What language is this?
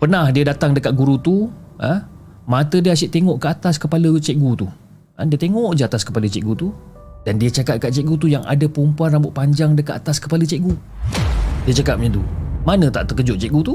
Malay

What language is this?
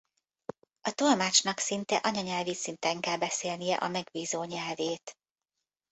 Hungarian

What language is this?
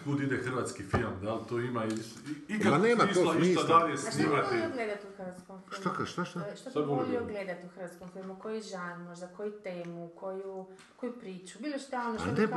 Croatian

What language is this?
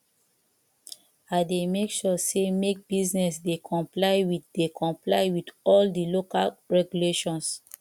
Nigerian Pidgin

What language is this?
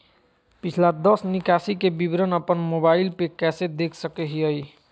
Magahi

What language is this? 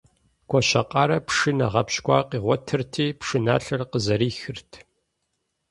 Kabardian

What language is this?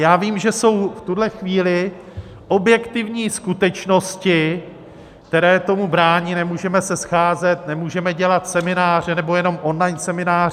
Czech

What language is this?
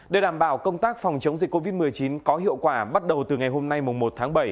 Vietnamese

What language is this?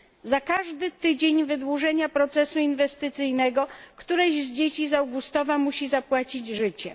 Polish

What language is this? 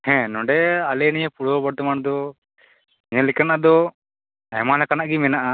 Santali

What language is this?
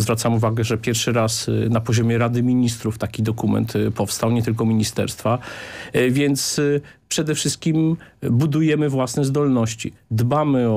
Polish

